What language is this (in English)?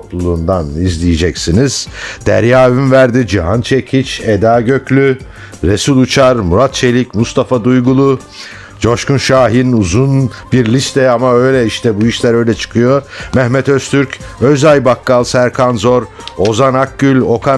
Turkish